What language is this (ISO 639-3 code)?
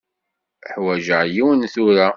kab